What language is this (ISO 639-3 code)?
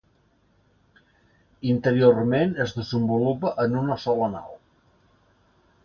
cat